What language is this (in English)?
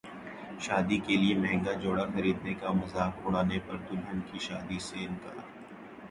Urdu